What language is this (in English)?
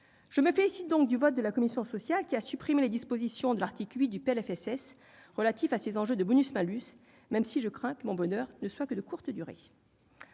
French